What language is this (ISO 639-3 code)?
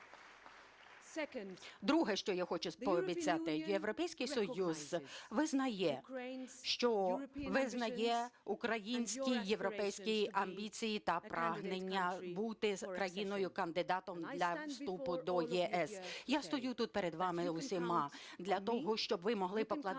ukr